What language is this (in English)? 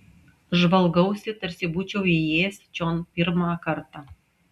Lithuanian